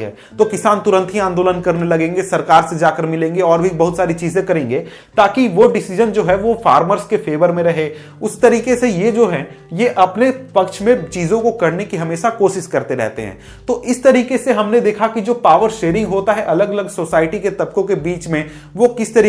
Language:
Hindi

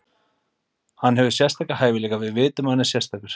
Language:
Icelandic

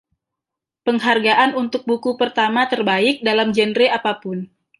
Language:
Indonesian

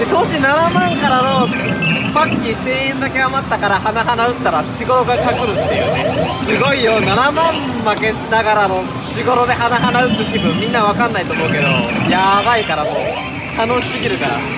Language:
Japanese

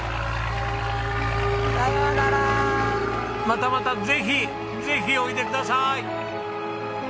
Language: Japanese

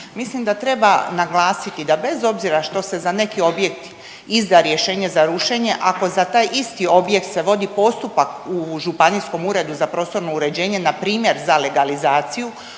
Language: Croatian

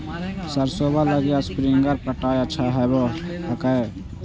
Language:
Magahi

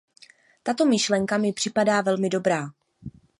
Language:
Czech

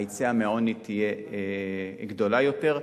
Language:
Hebrew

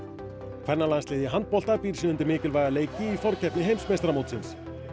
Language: Icelandic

